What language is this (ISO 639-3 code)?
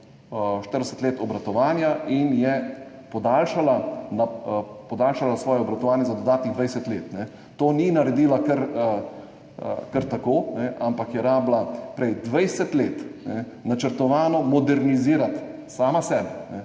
slv